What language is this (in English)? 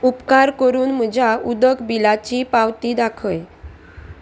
Konkani